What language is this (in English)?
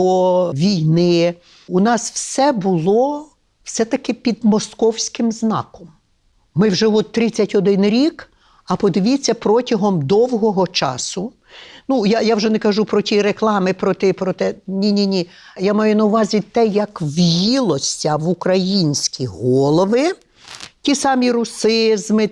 Ukrainian